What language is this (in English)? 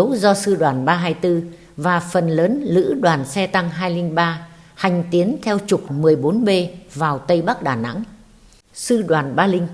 Vietnamese